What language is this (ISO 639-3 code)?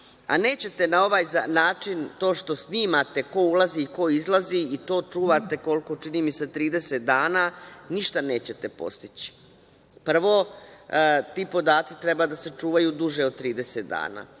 srp